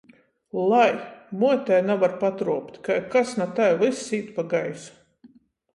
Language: Latgalian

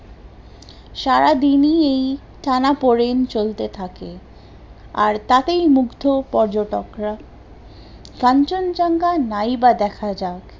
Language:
Bangla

